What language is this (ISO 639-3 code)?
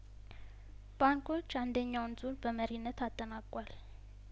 amh